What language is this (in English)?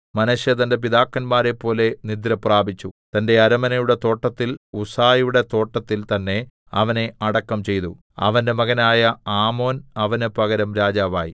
Malayalam